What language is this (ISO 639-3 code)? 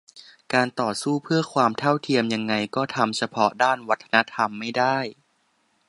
tha